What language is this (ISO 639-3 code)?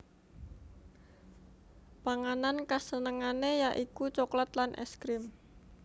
jav